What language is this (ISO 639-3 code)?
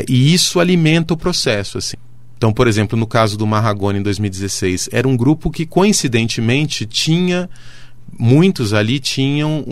por